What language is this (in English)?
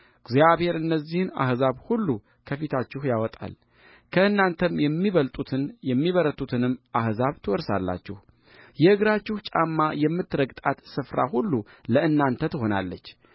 Amharic